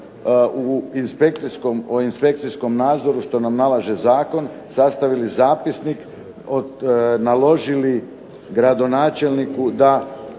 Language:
Croatian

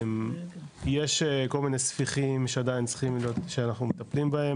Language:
Hebrew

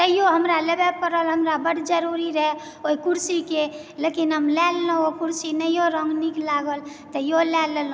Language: Maithili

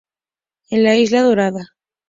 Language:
Spanish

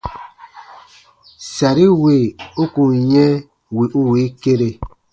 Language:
Baatonum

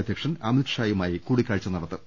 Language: Malayalam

